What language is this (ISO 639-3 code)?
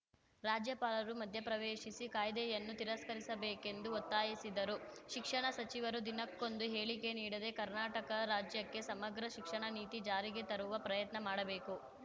kan